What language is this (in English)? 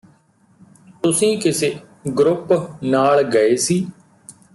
Punjabi